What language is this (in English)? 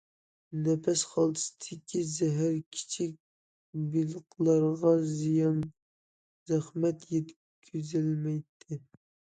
Uyghur